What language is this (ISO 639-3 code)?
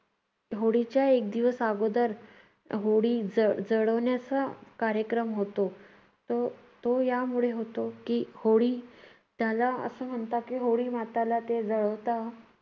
mar